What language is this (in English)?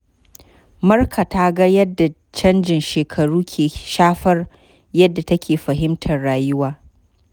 Hausa